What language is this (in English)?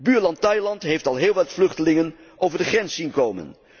Dutch